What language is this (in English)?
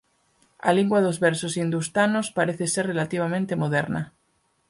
Galician